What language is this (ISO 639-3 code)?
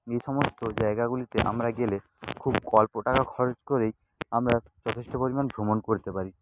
ben